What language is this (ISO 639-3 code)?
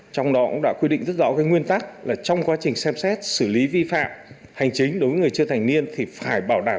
vie